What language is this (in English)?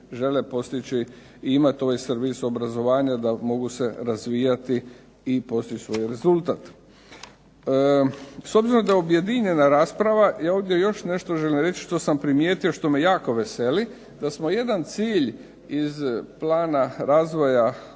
Croatian